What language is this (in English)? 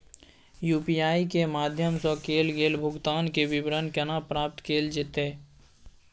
Maithili